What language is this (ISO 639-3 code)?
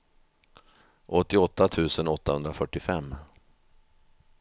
swe